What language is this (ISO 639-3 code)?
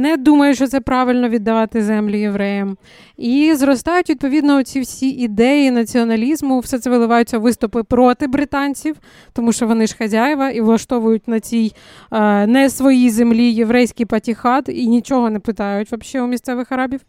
ukr